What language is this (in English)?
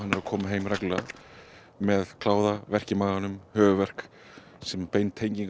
Icelandic